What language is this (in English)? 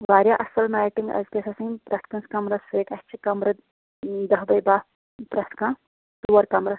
Kashmiri